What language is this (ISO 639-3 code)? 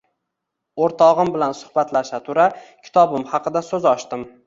uzb